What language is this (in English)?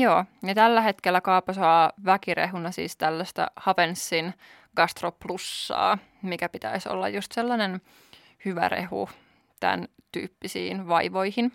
Finnish